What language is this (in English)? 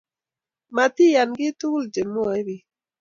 Kalenjin